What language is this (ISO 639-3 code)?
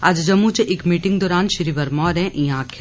doi